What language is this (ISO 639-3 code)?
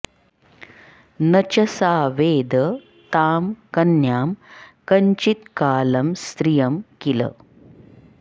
san